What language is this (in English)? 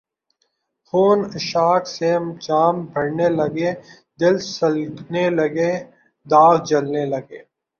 Urdu